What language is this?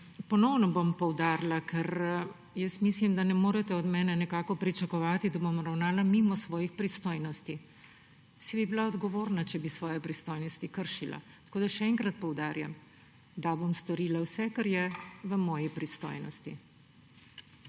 Slovenian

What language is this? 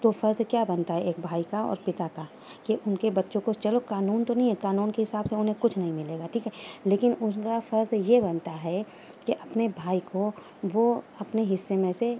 Urdu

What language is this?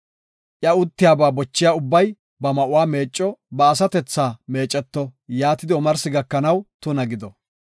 Gofa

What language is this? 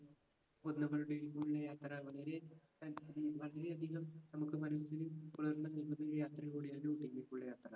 Malayalam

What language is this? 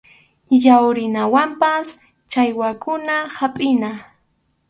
Arequipa-La Unión Quechua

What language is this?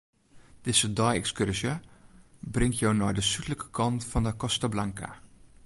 Western Frisian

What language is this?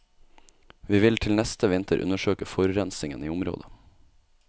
Norwegian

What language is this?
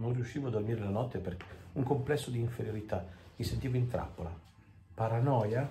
Italian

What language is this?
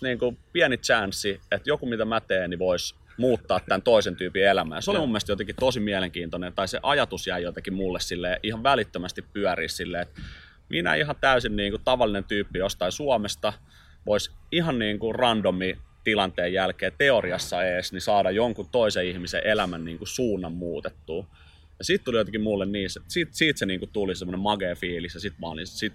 Finnish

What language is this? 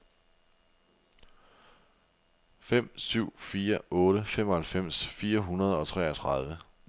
Danish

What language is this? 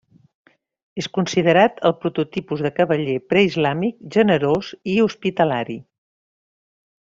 Catalan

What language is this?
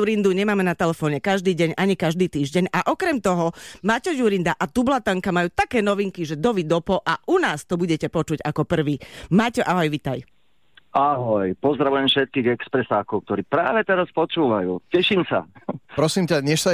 Slovak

